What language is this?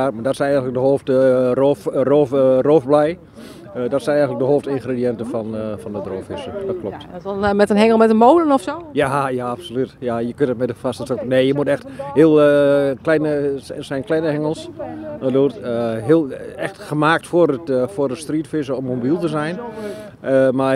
Dutch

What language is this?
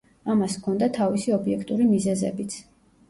Georgian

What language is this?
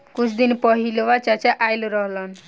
Bhojpuri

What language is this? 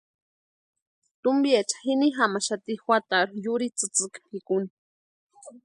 Western Highland Purepecha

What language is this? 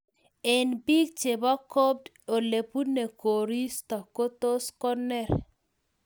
Kalenjin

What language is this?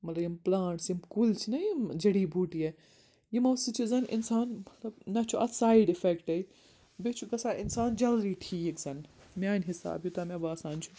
Kashmiri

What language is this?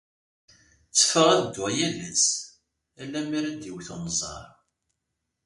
Kabyle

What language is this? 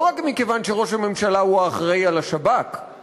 Hebrew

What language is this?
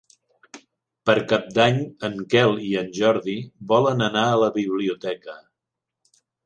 Catalan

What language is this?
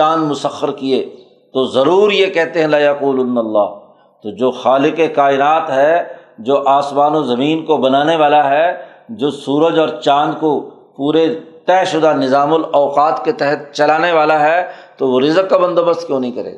Urdu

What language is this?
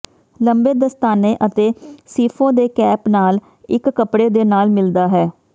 Punjabi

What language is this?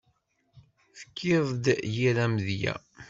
Kabyle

